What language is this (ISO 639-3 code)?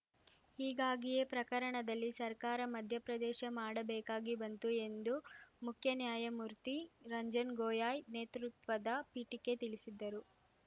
kan